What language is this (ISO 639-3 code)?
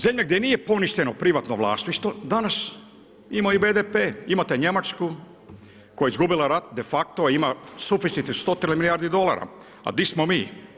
hrv